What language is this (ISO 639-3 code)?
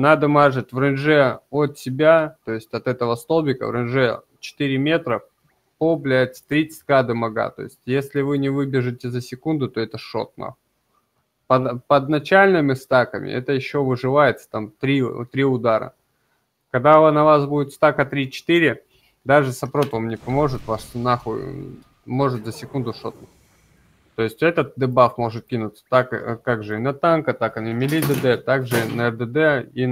rus